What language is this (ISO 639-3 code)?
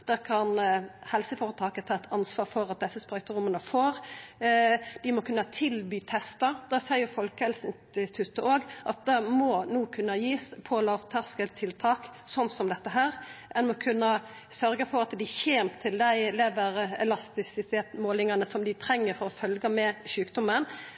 nno